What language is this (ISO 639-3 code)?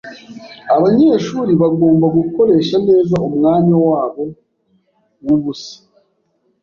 kin